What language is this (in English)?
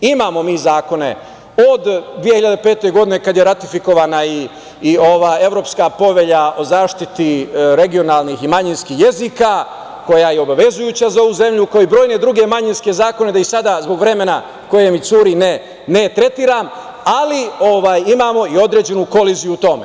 Serbian